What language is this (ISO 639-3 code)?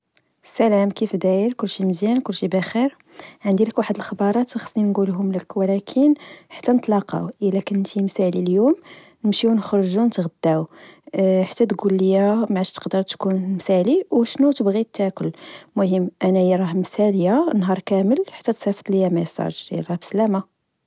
ary